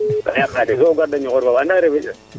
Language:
Serer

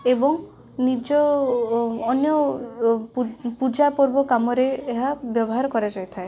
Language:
Odia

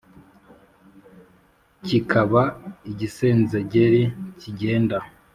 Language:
Kinyarwanda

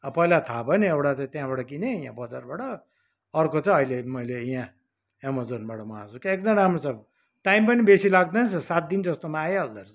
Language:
Nepali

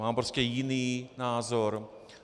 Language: Czech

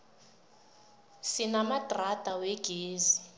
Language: South Ndebele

